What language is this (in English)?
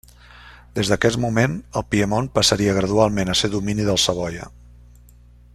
Catalan